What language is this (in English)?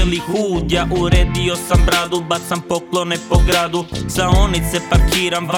Croatian